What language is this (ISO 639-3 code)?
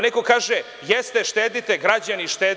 srp